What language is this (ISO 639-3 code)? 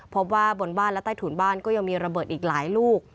tha